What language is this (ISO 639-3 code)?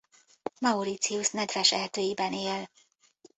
hun